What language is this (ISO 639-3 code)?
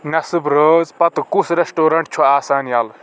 kas